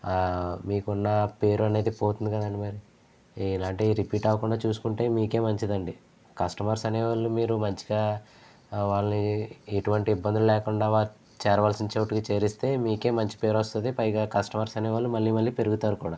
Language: Telugu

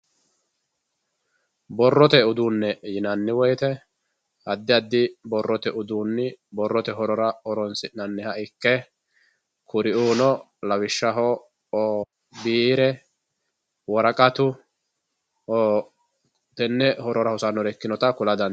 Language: Sidamo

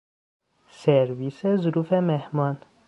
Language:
Persian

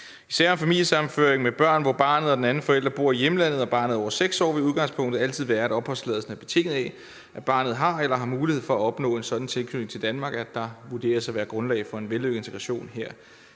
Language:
Danish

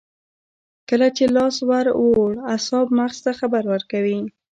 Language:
Pashto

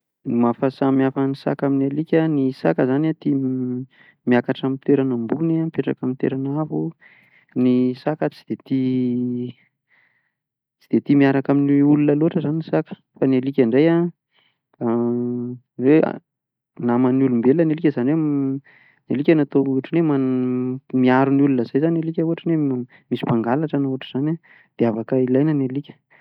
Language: Malagasy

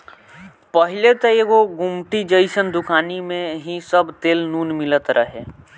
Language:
Bhojpuri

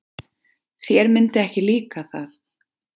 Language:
Icelandic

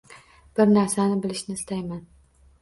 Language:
Uzbek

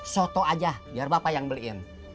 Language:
Indonesian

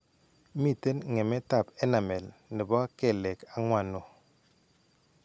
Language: Kalenjin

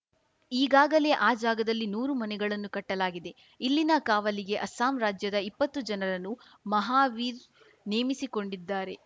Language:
Kannada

